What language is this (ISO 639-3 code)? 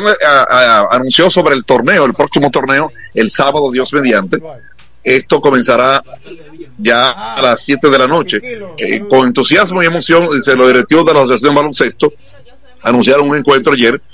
spa